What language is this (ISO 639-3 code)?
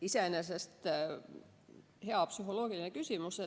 est